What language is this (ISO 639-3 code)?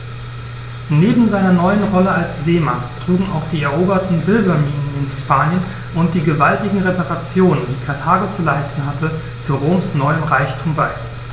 deu